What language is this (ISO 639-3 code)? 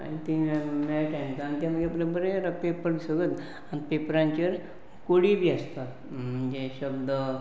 kok